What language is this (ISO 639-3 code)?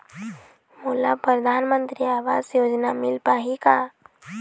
hne